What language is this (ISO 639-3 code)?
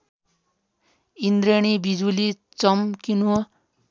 nep